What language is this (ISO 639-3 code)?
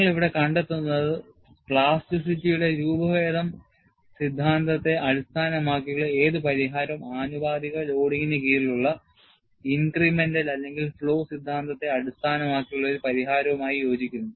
mal